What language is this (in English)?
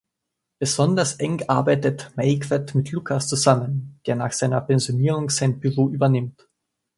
German